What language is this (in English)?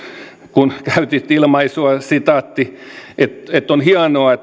Finnish